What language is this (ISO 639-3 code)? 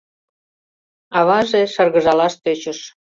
chm